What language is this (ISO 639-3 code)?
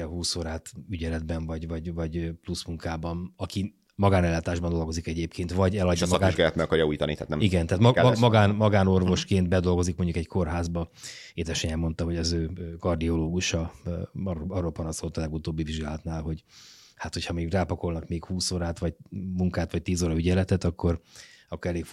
hun